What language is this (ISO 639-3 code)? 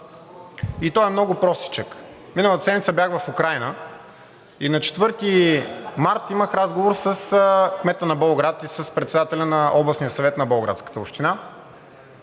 bul